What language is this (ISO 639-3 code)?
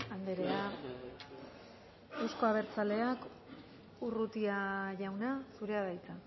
eus